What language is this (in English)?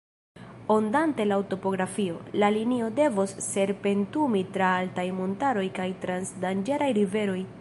Esperanto